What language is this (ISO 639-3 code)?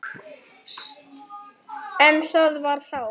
isl